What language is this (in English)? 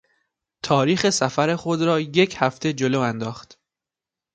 Persian